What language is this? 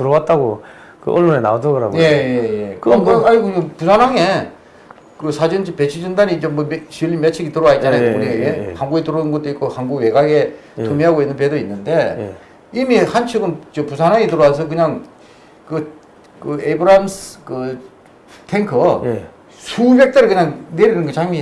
Korean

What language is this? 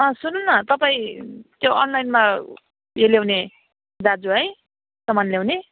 Nepali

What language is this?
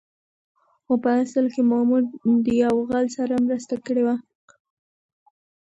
Pashto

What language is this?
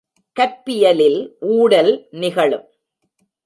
Tamil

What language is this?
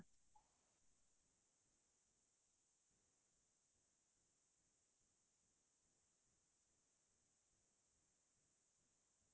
Assamese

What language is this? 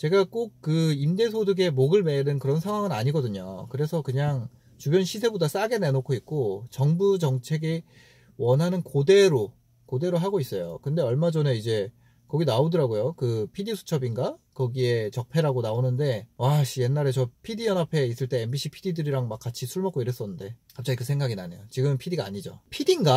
Korean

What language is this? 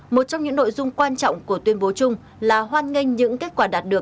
Vietnamese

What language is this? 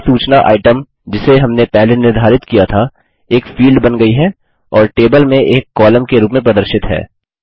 Hindi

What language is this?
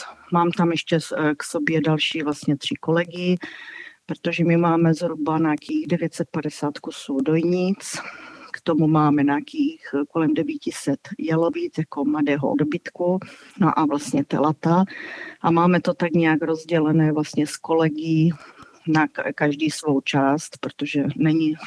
Czech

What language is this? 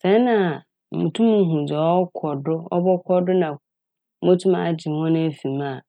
Akan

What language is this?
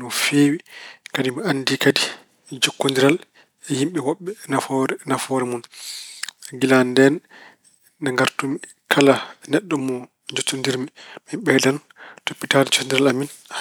Fula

